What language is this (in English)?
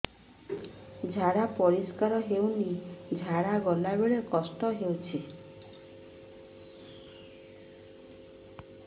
Odia